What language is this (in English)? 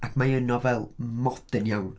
Welsh